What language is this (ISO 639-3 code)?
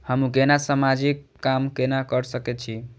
mai